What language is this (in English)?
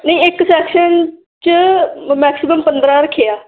Punjabi